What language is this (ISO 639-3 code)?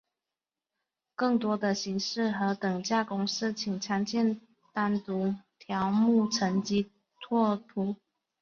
zho